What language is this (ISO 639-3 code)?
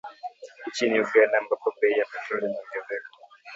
swa